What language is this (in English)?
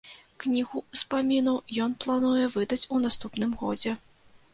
Belarusian